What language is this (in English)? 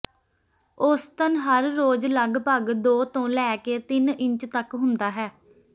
Punjabi